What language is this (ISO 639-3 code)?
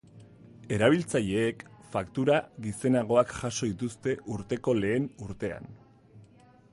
eus